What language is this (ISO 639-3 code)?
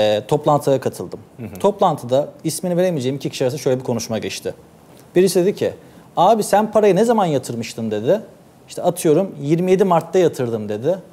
tur